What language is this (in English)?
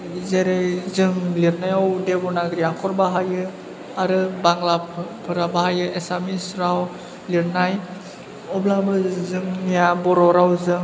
Bodo